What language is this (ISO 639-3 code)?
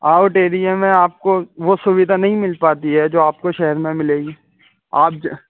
urd